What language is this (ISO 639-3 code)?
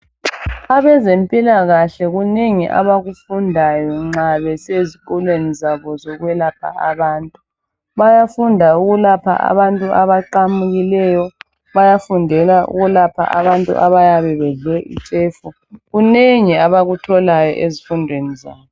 nde